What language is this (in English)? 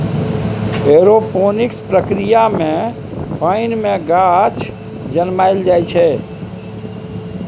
Maithili